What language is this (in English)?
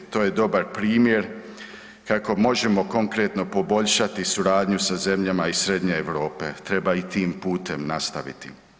Croatian